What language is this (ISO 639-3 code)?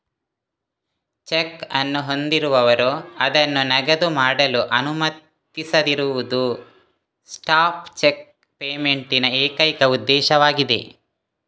kan